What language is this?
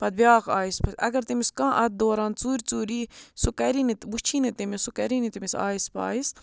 Kashmiri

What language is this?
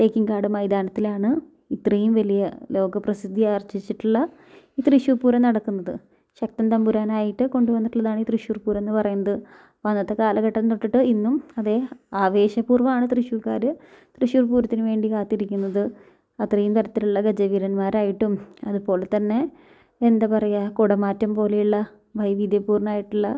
Malayalam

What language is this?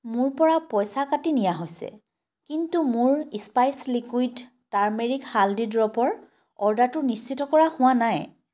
Assamese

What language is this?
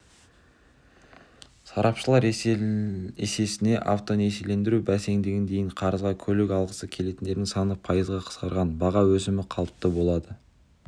Kazakh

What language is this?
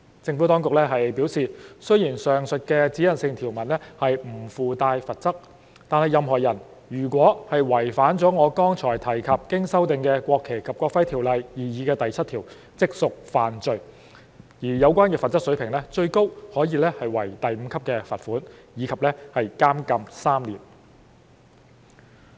Cantonese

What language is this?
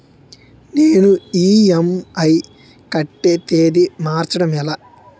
Telugu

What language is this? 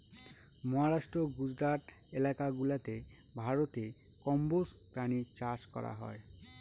Bangla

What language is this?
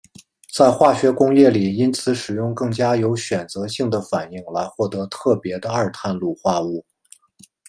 Chinese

